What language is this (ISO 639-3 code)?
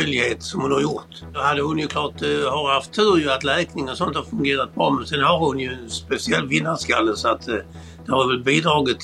swe